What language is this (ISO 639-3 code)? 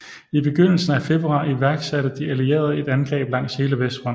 dan